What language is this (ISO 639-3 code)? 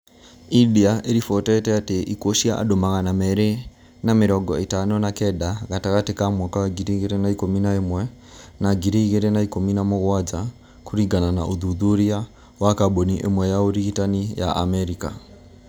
kik